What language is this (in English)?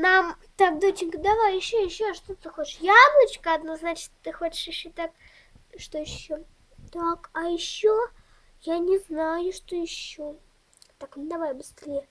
Russian